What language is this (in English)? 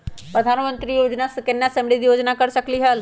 Magahi